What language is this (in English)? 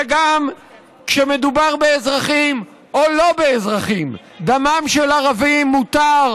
Hebrew